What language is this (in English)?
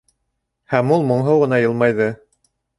Bashkir